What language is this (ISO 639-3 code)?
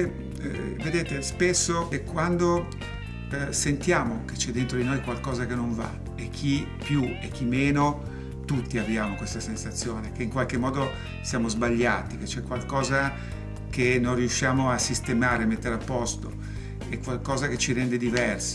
ita